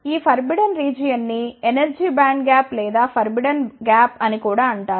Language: Telugu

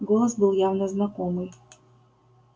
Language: Russian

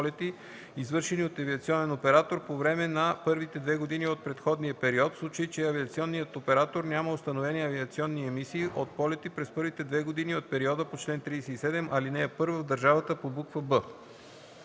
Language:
Bulgarian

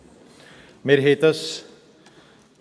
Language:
Swiss German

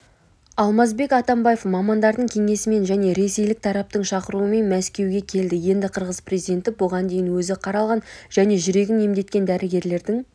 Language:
Kazakh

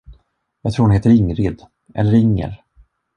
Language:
Swedish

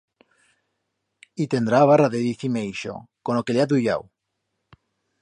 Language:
Aragonese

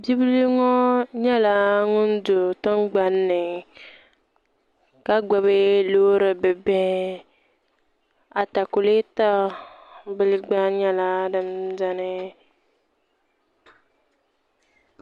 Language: Dagbani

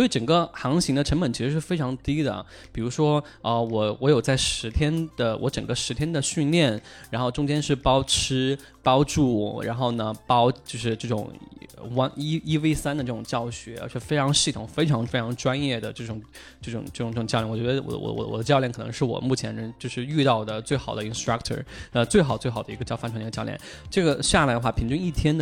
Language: Chinese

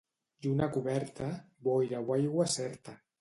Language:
Catalan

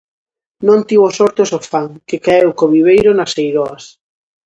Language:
Galician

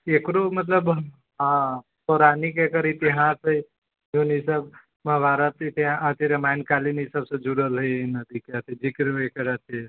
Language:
Maithili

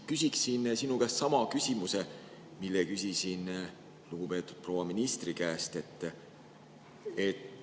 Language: Estonian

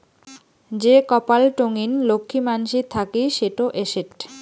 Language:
Bangla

